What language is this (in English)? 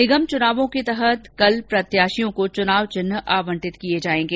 Hindi